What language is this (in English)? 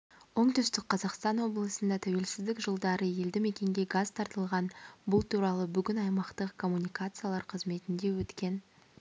Kazakh